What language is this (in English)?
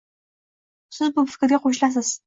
Uzbek